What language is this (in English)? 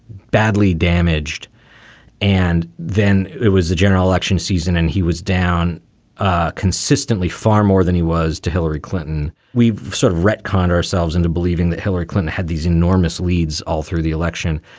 English